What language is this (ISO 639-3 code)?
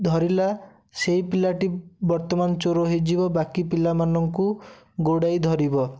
ori